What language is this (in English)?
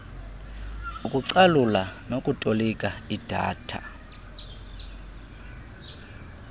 Xhosa